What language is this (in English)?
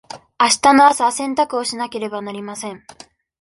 Japanese